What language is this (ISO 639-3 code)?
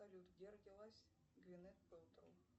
rus